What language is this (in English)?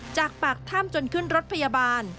Thai